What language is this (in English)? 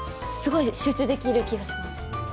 Japanese